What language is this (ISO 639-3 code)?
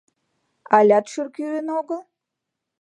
chm